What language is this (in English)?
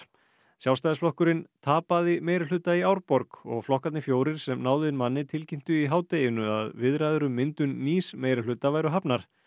Icelandic